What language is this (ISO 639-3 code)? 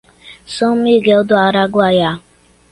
por